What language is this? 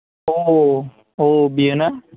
Bodo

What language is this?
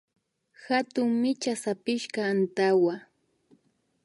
Imbabura Highland Quichua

